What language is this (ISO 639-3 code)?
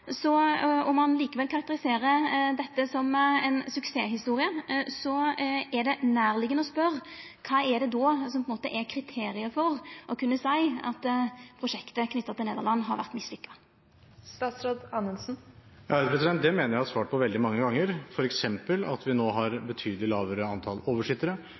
nor